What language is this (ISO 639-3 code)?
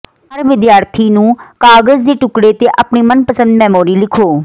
pan